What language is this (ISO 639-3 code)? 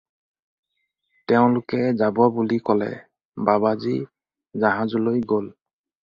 asm